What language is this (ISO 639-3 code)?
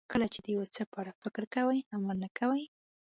pus